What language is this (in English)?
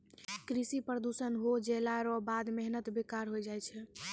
Maithili